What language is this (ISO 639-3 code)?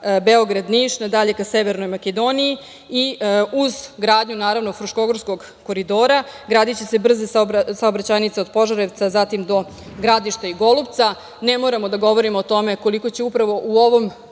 srp